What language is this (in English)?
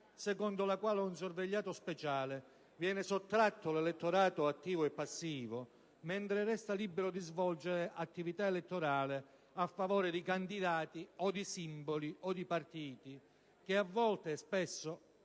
Italian